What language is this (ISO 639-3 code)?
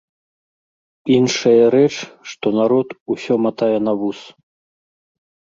bel